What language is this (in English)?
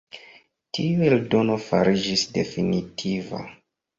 Esperanto